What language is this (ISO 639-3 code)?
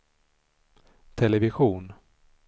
swe